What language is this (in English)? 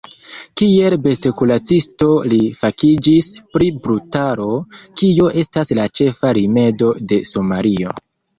Esperanto